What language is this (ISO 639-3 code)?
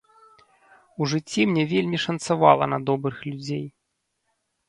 bel